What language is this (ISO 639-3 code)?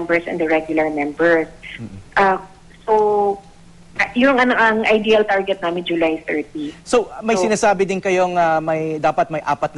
fil